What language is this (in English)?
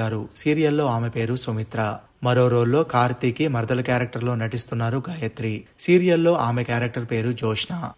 Telugu